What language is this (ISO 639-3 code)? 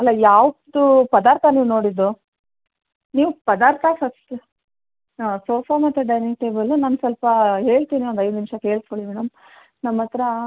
kan